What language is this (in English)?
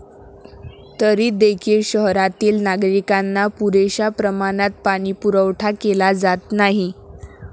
Marathi